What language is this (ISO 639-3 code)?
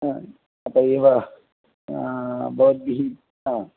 san